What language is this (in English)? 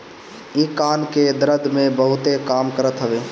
Bhojpuri